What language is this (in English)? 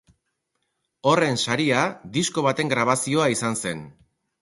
Basque